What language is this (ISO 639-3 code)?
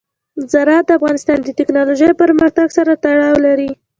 pus